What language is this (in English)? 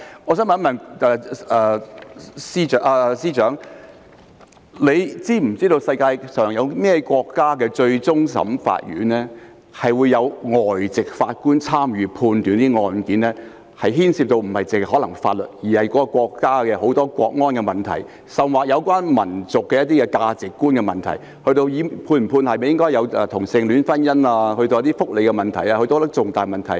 Cantonese